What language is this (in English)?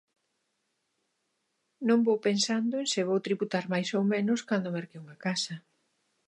Galician